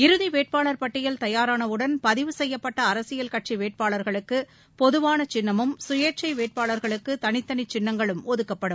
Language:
Tamil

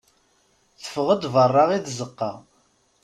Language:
Kabyle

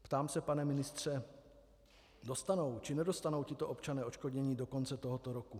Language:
Czech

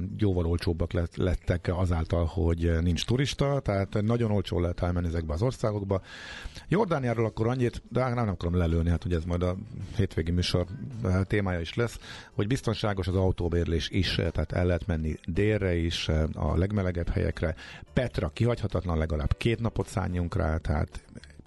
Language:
Hungarian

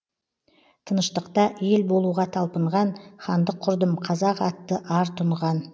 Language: Kazakh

